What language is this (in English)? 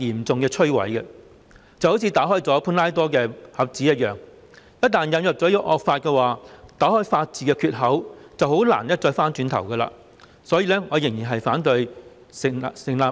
Cantonese